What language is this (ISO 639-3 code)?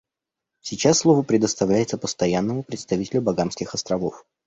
rus